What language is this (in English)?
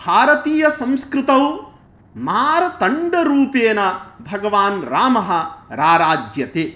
Sanskrit